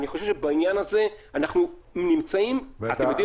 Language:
Hebrew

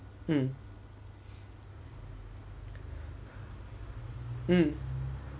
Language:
English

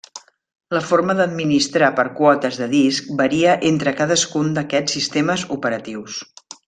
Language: Catalan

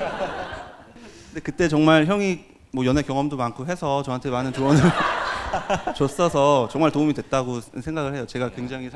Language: Korean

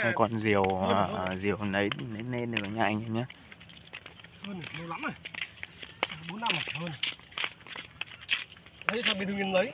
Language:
Vietnamese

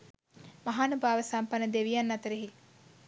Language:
Sinhala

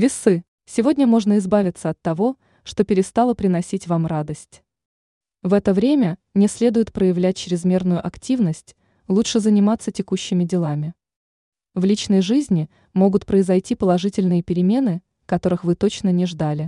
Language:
Russian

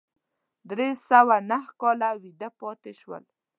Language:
Pashto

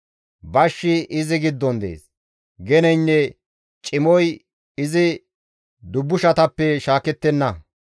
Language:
Gamo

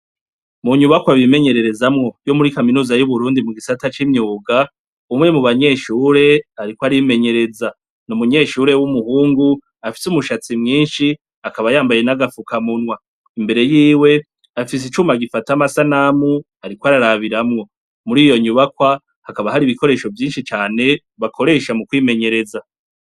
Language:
Rundi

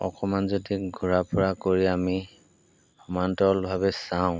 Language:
Assamese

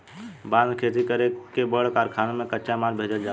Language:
Bhojpuri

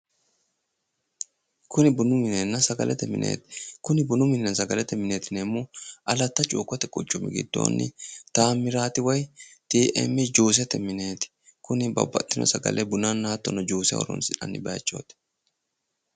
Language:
Sidamo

